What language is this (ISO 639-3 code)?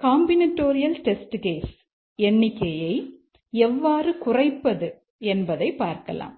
tam